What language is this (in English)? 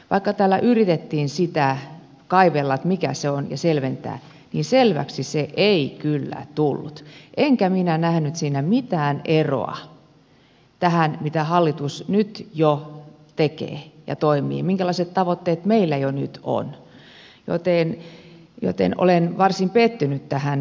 Finnish